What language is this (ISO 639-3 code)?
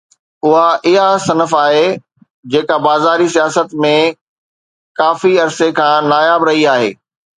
snd